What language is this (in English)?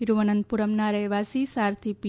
Gujarati